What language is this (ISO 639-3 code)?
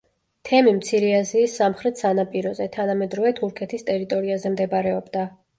kat